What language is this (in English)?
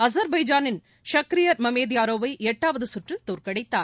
Tamil